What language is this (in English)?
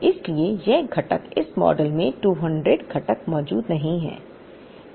Hindi